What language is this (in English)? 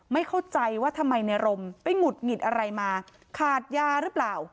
Thai